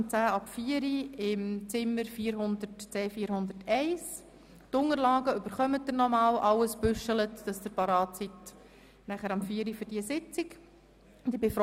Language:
Swiss German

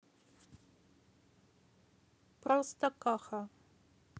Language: Russian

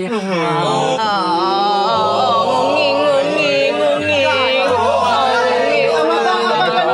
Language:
Thai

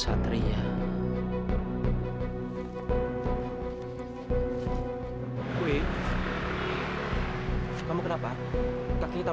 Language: Indonesian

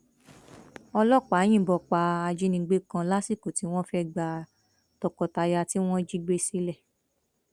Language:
Yoruba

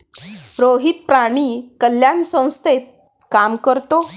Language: Marathi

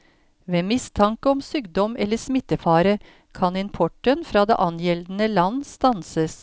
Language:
Norwegian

